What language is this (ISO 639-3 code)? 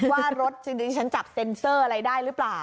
tha